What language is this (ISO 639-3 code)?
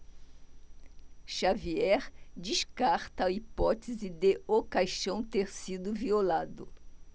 por